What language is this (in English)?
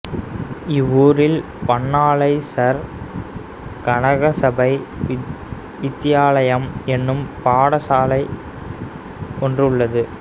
Tamil